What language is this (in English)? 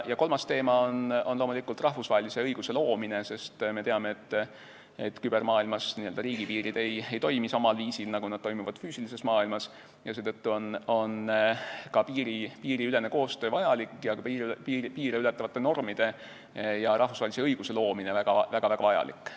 Estonian